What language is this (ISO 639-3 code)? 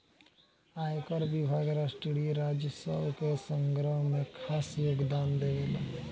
bho